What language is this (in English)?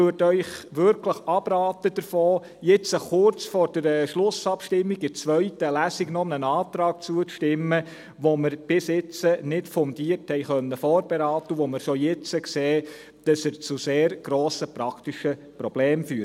Swiss German